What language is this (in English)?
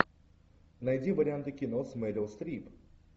Russian